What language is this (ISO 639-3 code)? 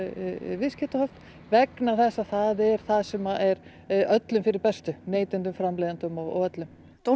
isl